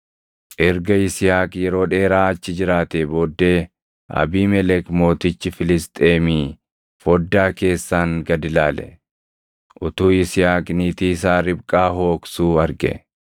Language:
Oromo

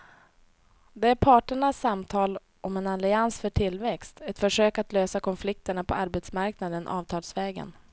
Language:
Swedish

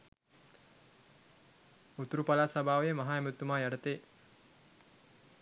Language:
Sinhala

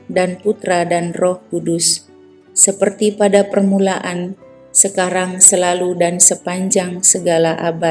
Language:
Indonesian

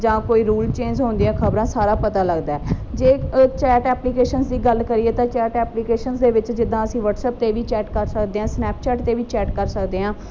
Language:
Punjabi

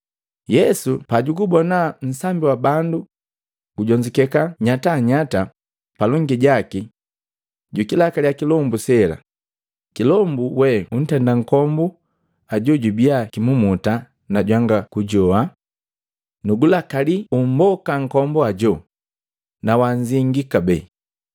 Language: Matengo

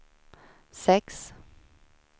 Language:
Swedish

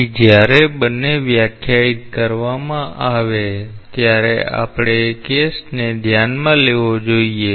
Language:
Gujarati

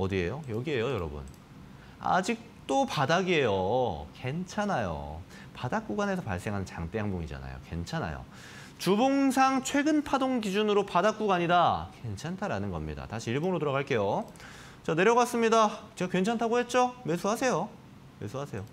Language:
Korean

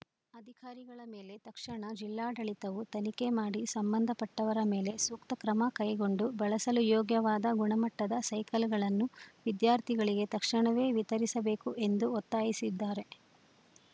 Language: Kannada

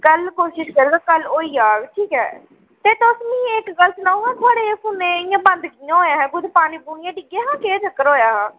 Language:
Dogri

